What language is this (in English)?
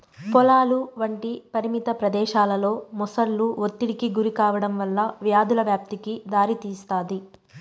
Telugu